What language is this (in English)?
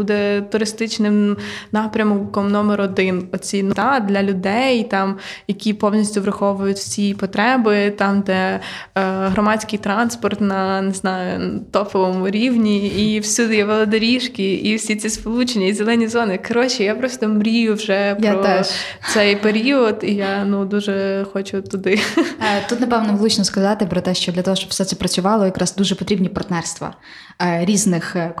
Ukrainian